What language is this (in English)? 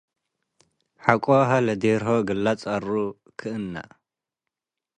Tigre